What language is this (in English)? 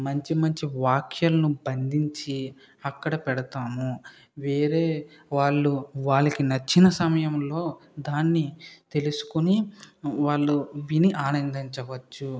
Telugu